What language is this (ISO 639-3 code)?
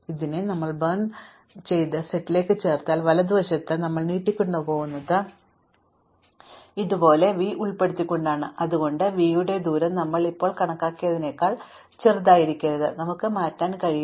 mal